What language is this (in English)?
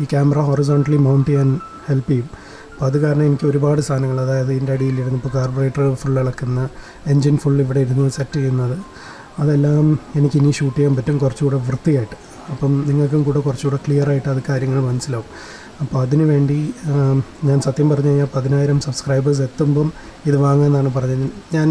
Indonesian